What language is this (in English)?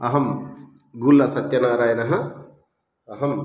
Sanskrit